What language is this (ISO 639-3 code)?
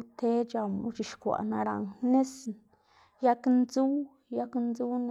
ztg